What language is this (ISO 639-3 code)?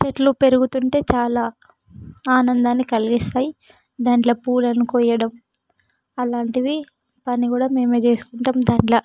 tel